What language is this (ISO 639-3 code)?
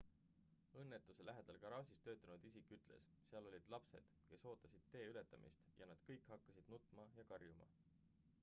est